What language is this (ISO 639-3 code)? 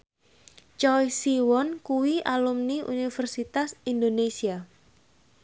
jav